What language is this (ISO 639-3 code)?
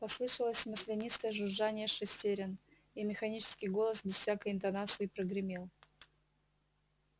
rus